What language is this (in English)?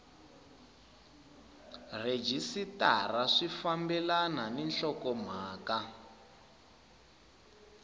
Tsonga